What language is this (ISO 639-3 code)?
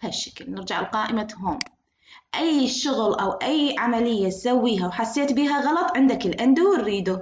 ara